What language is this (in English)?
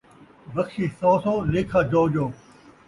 Saraiki